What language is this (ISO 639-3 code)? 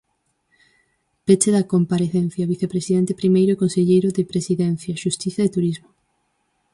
glg